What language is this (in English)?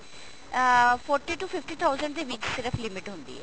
Punjabi